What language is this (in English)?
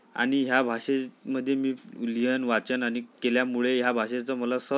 Marathi